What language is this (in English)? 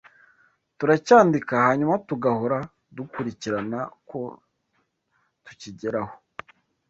Kinyarwanda